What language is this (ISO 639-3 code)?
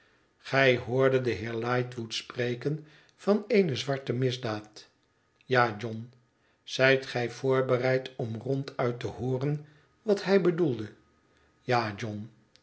nld